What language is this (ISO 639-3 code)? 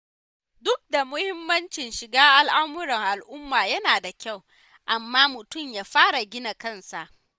hau